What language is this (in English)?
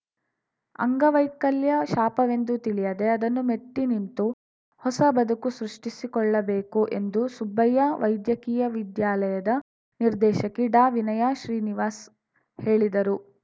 Kannada